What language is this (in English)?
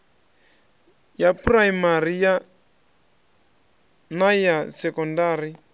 Venda